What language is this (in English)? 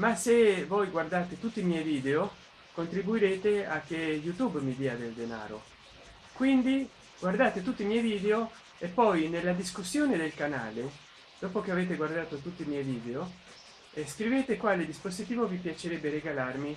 Italian